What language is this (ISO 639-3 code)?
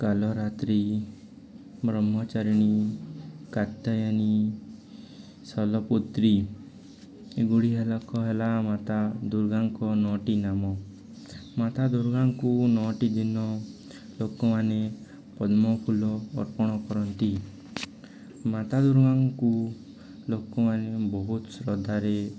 ori